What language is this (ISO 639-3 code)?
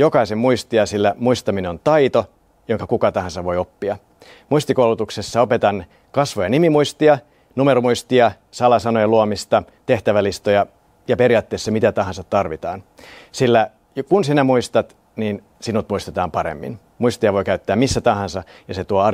fin